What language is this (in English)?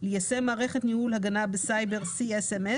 Hebrew